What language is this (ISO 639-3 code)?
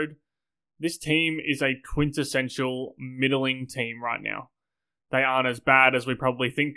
eng